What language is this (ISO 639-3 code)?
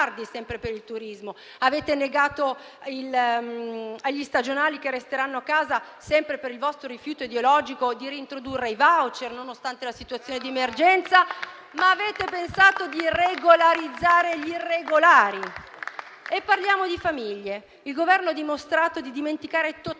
ita